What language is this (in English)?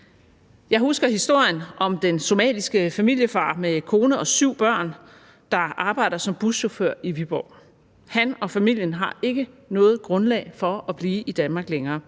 Danish